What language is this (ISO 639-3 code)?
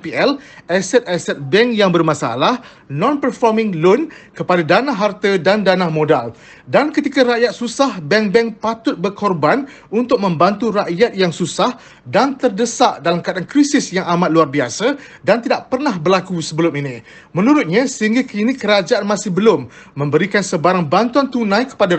msa